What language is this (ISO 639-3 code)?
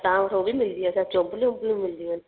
snd